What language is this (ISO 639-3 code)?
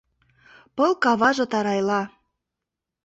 chm